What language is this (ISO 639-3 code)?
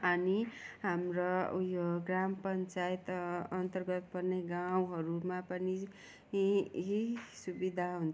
nep